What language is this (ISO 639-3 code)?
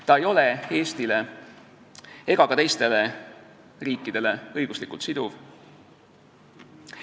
est